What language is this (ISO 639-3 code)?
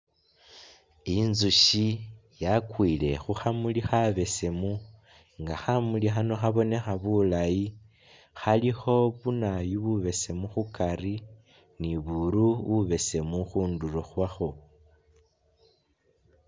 myx